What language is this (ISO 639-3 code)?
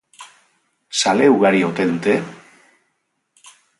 eus